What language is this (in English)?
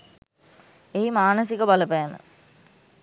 Sinhala